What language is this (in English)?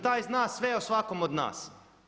Croatian